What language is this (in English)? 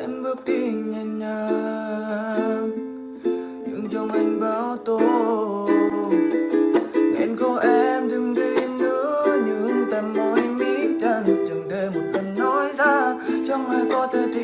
Vietnamese